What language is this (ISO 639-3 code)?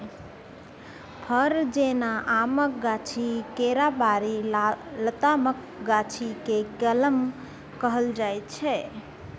mai